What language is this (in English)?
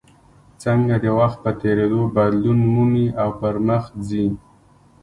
Pashto